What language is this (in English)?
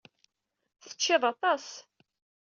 Kabyle